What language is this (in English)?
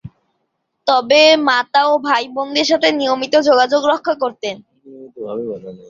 Bangla